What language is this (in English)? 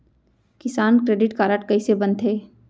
Chhattisgarhi